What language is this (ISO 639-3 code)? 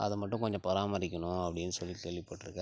tam